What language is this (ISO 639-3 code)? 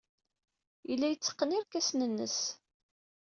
kab